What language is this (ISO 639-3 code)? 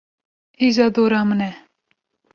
kur